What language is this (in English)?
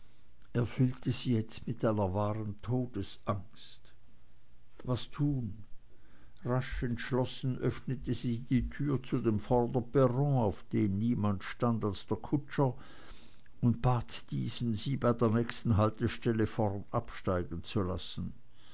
German